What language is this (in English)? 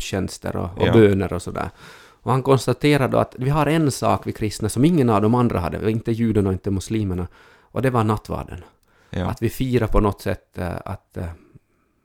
Swedish